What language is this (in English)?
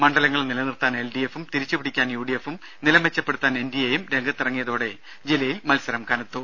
Malayalam